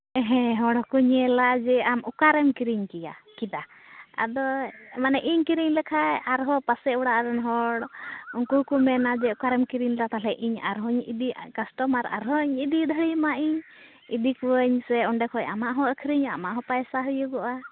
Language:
Santali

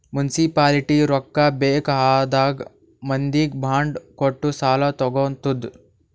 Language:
Kannada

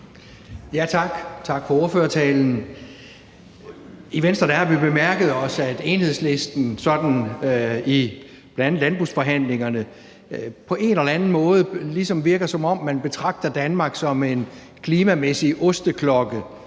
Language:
Danish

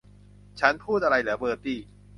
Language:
Thai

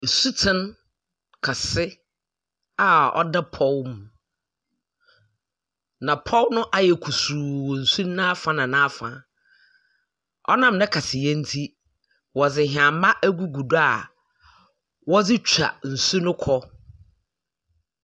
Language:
Akan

